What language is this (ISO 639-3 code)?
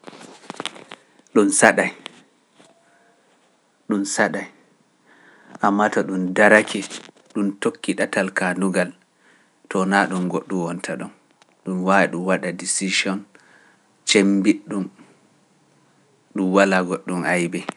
fuf